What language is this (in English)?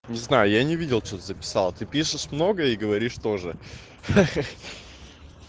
Russian